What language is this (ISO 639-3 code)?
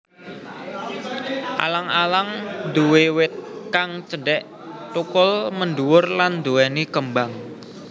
jav